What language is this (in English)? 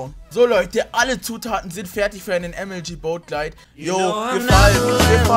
German